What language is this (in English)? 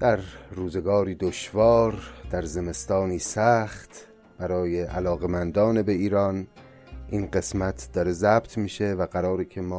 Persian